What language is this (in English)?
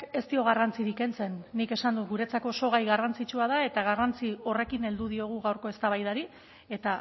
Basque